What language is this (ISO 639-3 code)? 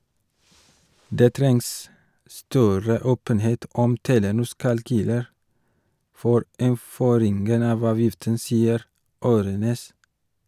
nor